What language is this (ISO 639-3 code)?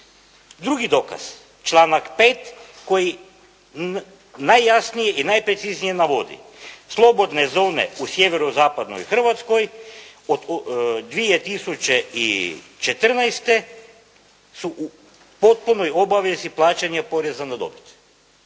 hrv